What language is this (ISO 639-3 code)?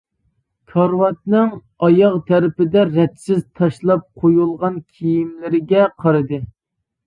uig